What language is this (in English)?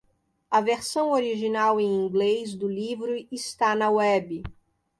Portuguese